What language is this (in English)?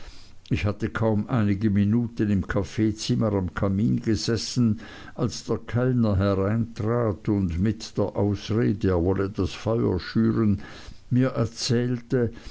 German